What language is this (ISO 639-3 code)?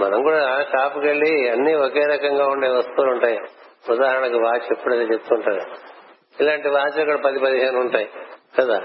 tel